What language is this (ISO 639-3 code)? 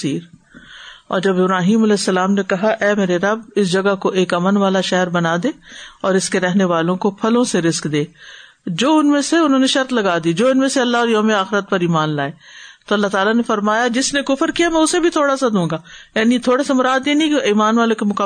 urd